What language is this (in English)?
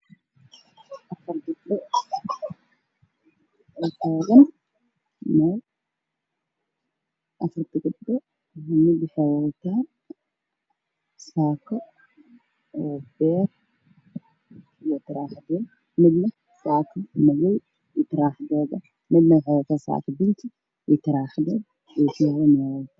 Somali